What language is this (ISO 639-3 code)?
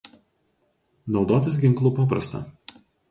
lit